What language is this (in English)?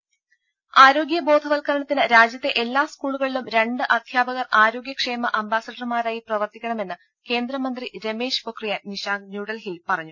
Malayalam